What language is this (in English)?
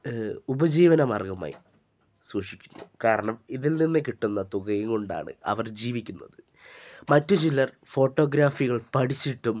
Malayalam